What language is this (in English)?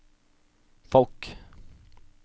Norwegian